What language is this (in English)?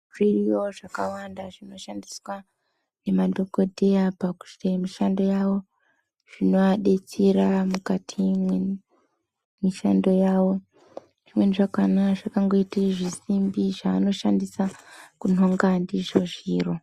Ndau